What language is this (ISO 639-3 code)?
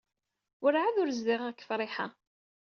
kab